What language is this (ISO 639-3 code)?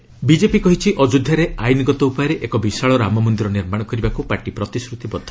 ori